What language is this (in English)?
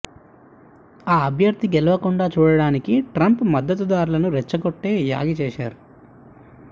Telugu